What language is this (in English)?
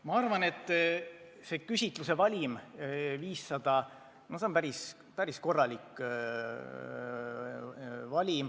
Estonian